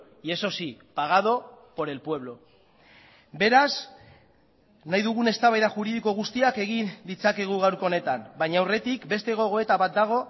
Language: Basque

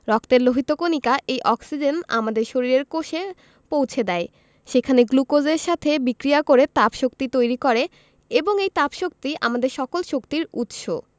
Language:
Bangla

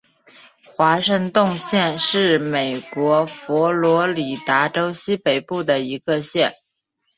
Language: Chinese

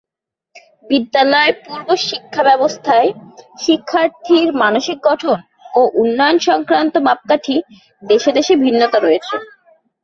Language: Bangla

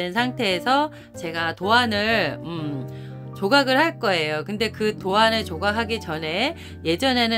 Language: Korean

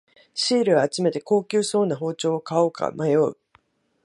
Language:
Japanese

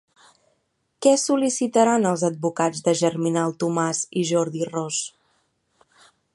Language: Catalan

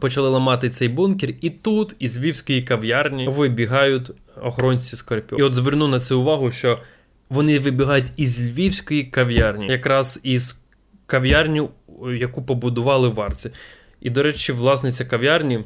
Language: Ukrainian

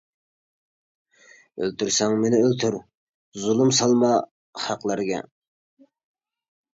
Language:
Uyghur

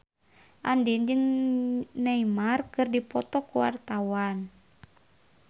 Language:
Sundanese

